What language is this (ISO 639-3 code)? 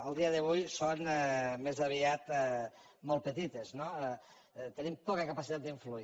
cat